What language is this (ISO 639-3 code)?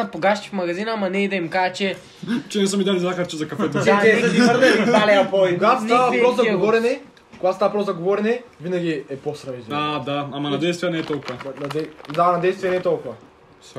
bul